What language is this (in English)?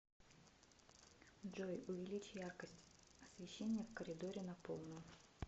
Russian